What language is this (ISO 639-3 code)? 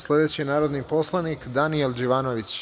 srp